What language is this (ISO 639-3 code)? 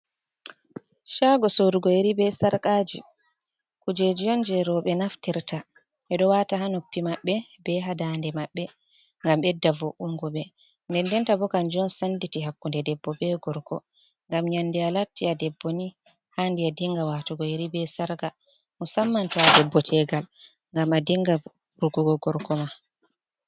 ful